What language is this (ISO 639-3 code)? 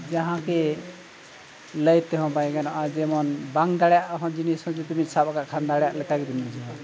sat